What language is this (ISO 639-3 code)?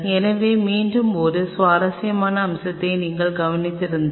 tam